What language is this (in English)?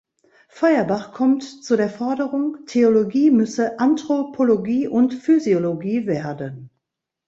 German